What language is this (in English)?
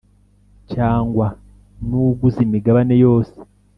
Kinyarwanda